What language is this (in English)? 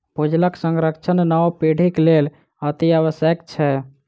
Maithili